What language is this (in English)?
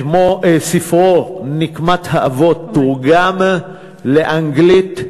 Hebrew